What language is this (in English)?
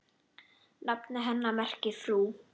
Icelandic